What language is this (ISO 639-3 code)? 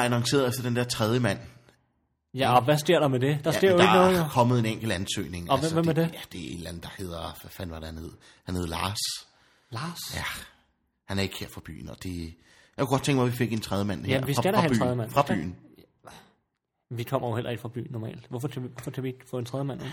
dan